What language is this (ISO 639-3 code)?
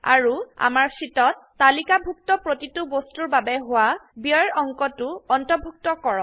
asm